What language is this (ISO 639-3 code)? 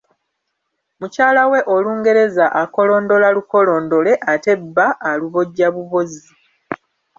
lug